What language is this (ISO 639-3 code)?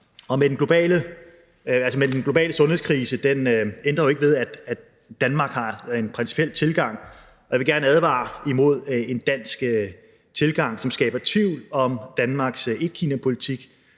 dan